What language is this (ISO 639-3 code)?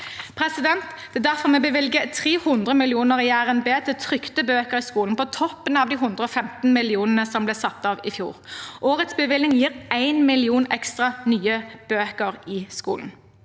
nor